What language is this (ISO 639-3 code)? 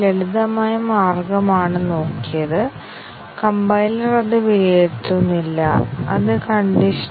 mal